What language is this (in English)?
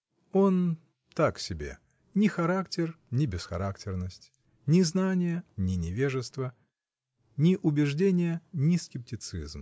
Russian